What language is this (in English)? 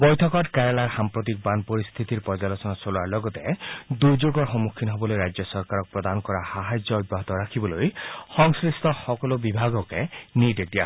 Assamese